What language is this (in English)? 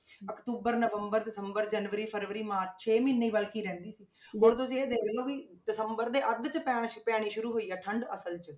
Punjabi